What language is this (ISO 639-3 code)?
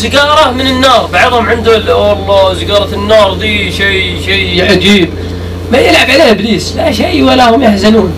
ara